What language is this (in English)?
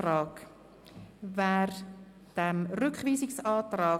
Swiss German